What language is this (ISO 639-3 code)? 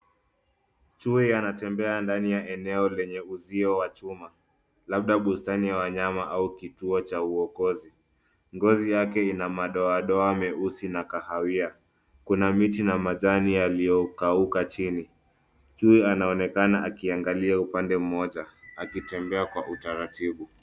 swa